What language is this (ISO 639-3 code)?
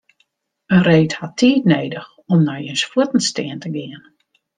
fry